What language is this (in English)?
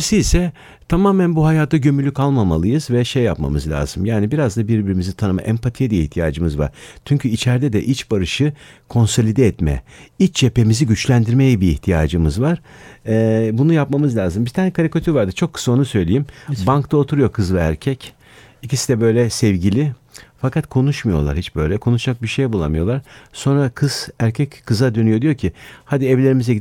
Turkish